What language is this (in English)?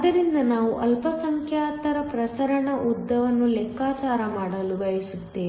Kannada